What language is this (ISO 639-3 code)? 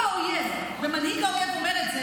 heb